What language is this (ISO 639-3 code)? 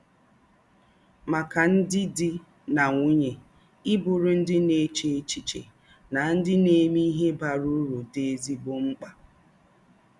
ibo